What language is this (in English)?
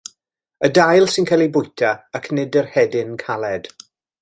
Welsh